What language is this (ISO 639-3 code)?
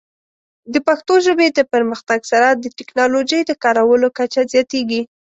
pus